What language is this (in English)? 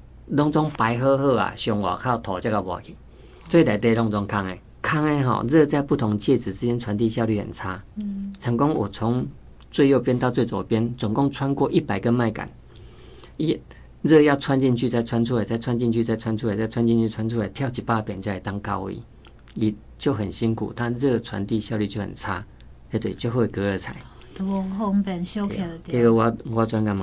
Chinese